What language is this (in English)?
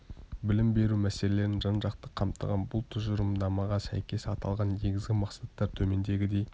Kazakh